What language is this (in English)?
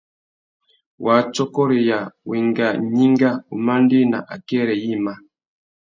Tuki